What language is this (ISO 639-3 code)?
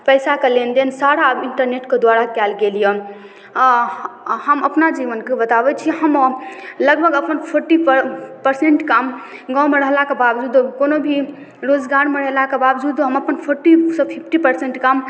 mai